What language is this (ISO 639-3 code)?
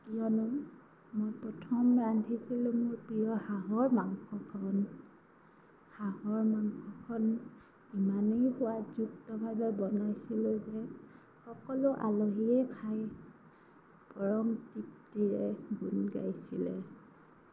asm